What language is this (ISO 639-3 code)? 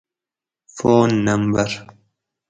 gwc